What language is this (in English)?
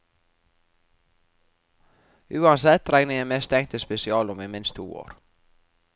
Norwegian